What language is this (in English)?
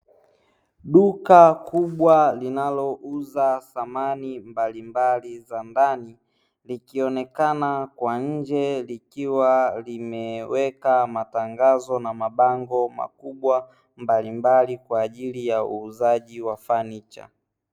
Swahili